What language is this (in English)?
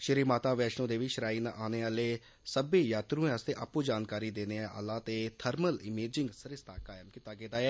Dogri